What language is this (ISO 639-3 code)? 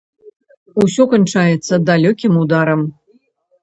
bel